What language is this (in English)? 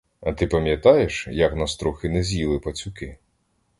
Ukrainian